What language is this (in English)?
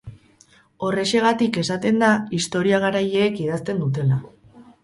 Basque